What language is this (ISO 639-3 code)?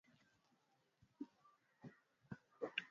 swa